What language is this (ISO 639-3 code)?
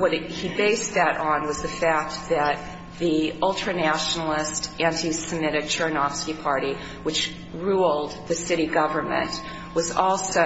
eng